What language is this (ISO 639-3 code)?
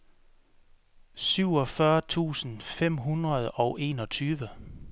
dan